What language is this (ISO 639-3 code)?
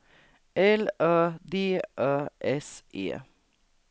swe